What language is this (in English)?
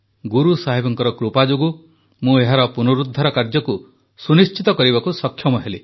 Odia